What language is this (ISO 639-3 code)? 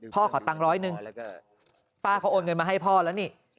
tha